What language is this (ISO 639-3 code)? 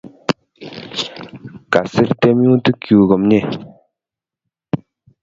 kln